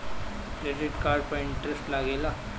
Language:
Bhojpuri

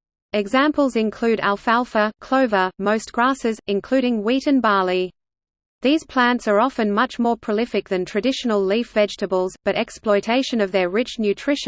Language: English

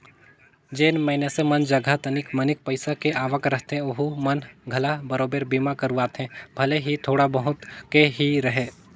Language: Chhattisgarhi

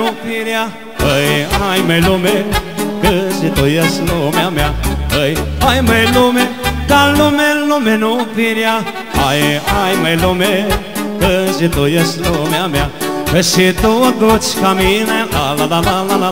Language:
Romanian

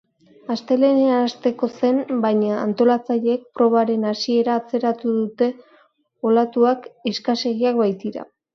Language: Basque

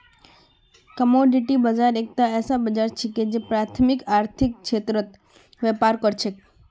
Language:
Magahi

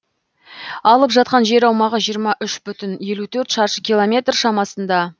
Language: Kazakh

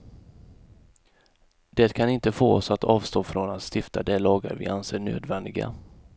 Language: Swedish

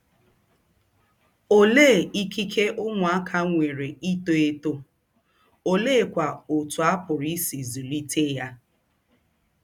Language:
Igbo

